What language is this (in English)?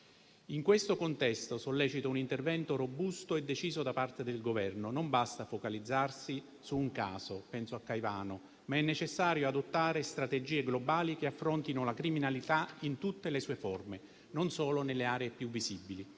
Italian